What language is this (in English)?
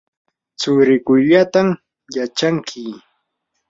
Yanahuanca Pasco Quechua